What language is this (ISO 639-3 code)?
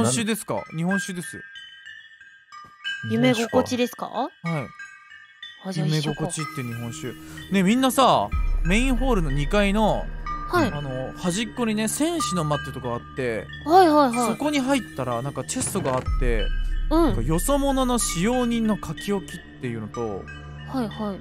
jpn